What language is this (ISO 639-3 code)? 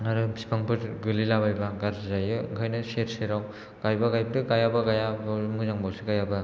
brx